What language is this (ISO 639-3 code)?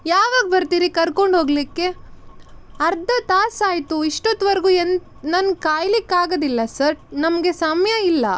kan